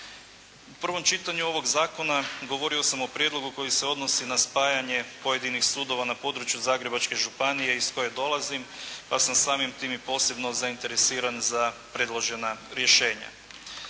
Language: Croatian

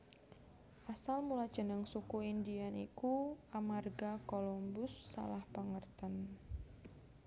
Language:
Javanese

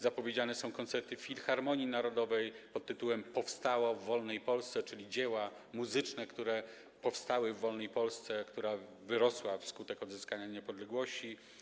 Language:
Polish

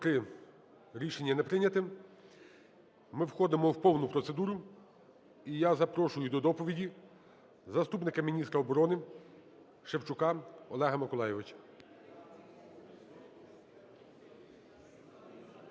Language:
Ukrainian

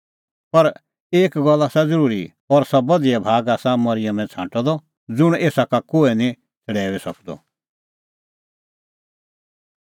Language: Kullu Pahari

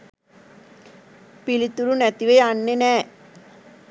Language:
Sinhala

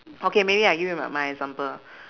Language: English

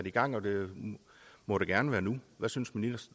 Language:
Danish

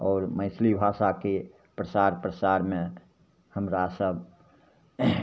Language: Maithili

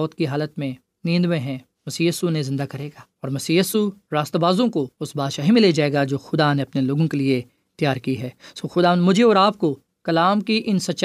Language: Urdu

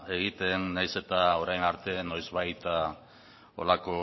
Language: Basque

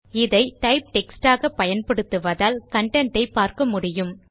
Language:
Tamil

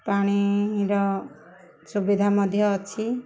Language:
Odia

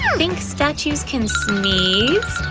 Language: English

